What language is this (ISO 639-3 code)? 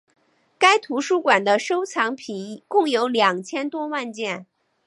zho